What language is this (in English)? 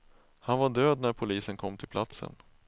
Swedish